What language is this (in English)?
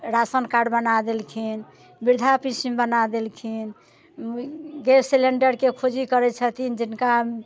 Maithili